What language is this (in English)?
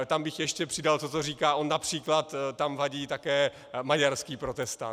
Czech